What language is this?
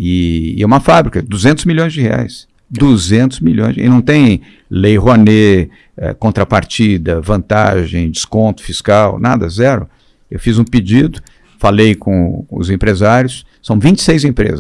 Portuguese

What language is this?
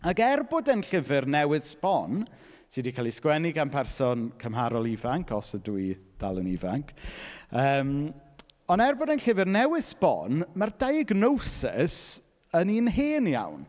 Welsh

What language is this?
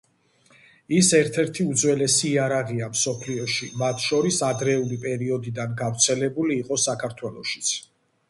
Georgian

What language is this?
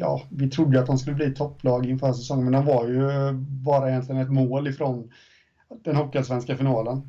Swedish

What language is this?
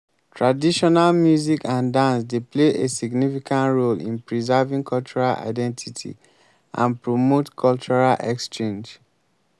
Nigerian Pidgin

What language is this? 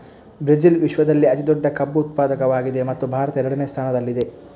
Kannada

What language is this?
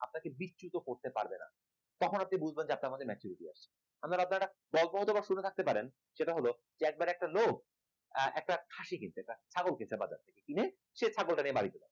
Bangla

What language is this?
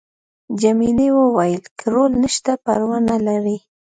Pashto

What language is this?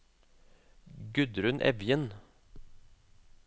Norwegian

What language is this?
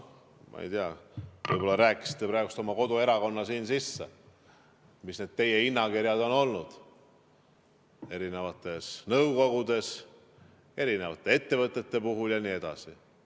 Estonian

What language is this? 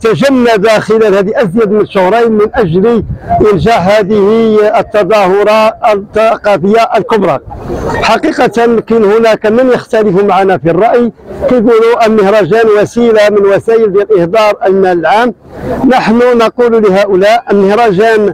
Arabic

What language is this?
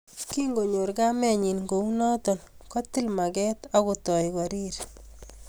Kalenjin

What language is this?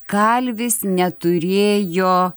Lithuanian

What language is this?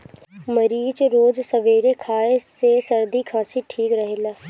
Bhojpuri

